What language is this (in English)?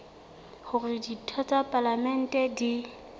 Southern Sotho